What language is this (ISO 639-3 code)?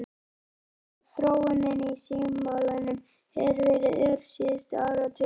isl